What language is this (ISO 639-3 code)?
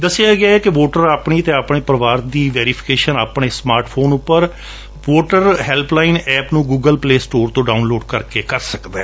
pan